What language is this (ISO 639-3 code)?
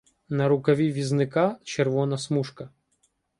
ukr